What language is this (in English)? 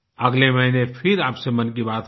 Hindi